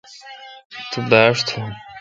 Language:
Kalkoti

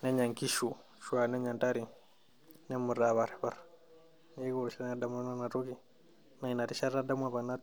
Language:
Masai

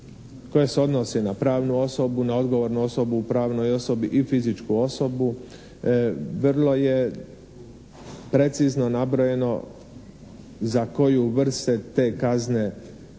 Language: Croatian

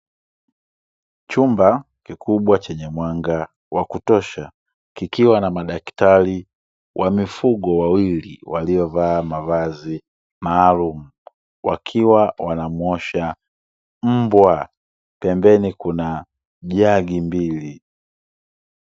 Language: Swahili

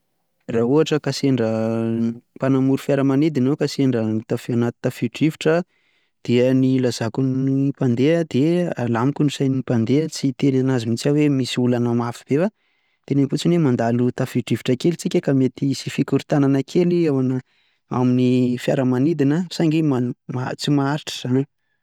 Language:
Malagasy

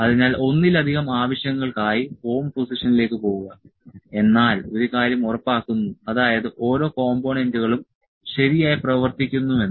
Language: Malayalam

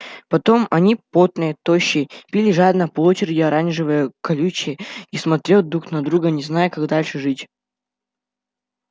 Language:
Russian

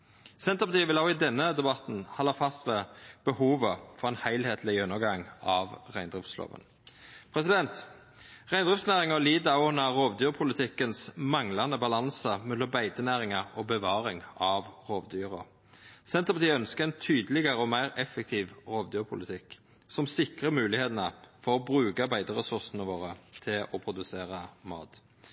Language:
Norwegian Nynorsk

